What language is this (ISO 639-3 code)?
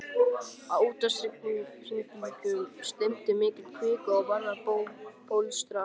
isl